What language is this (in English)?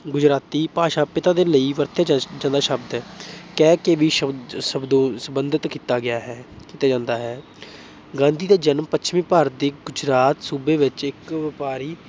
Punjabi